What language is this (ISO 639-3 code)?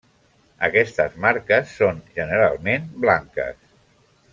cat